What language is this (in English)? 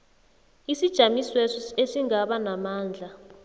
South Ndebele